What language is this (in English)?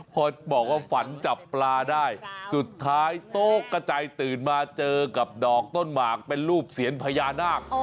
Thai